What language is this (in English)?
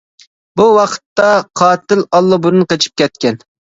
Uyghur